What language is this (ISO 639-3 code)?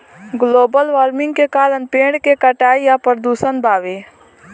bho